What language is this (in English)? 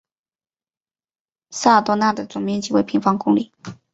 Chinese